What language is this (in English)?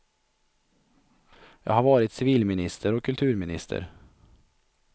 Swedish